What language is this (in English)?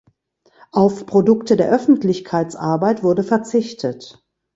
German